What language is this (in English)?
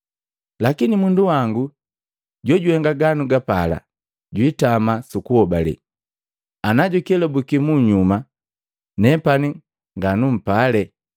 Matengo